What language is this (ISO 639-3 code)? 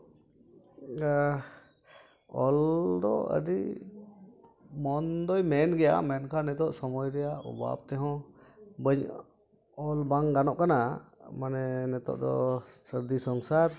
sat